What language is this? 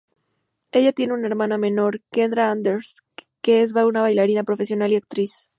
Spanish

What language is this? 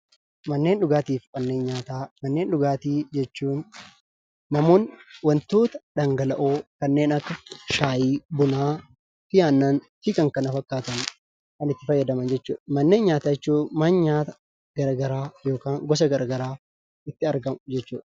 Oromo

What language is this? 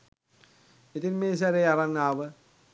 Sinhala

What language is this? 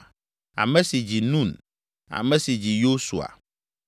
Ewe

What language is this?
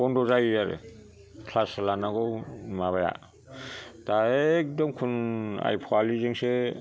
Bodo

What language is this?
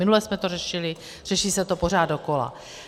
Czech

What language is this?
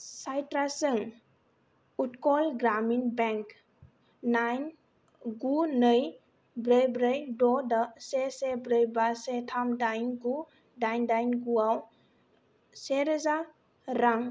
Bodo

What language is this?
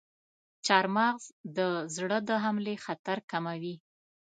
Pashto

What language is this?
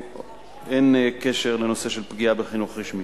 Hebrew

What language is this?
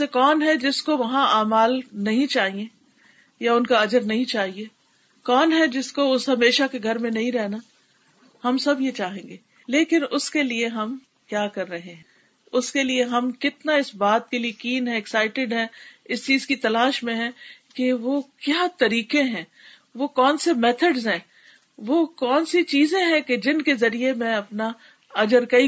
Urdu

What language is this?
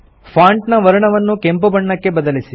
Kannada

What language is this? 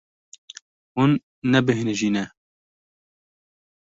Kurdish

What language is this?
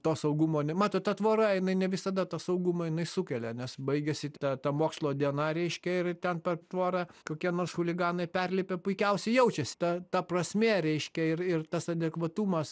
Lithuanian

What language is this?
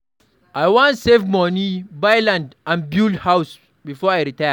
Nigerian Pidgin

